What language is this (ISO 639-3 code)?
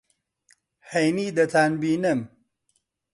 ckb